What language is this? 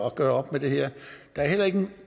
Danish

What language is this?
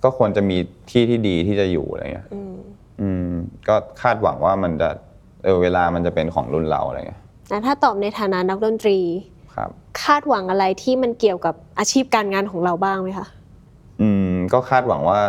Thai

